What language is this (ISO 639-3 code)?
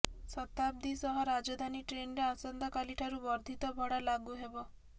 ori